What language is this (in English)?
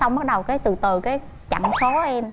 Vietnamese